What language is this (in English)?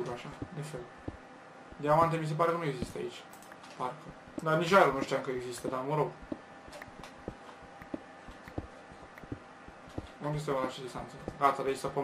Romanian